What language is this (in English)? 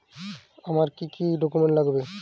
Bangla